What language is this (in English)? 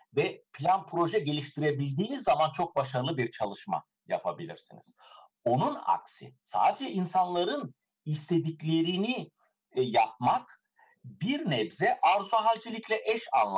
Turkish